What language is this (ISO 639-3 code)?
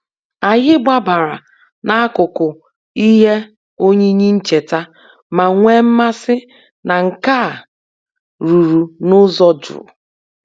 ibo